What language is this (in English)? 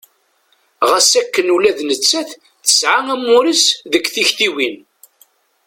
Kabyle